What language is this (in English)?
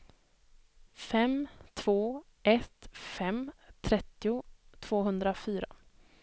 Swedish